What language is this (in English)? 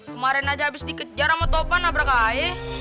Indonesian